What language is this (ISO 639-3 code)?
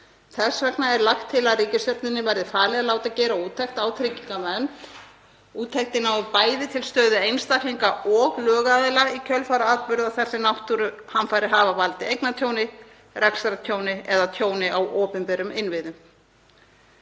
isl